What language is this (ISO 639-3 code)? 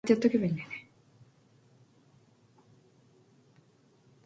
kor